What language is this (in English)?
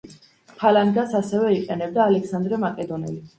Georgian